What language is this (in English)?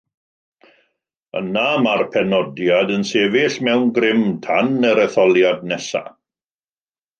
Welsh